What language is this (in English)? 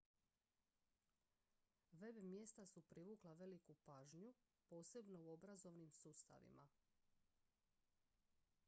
Croatian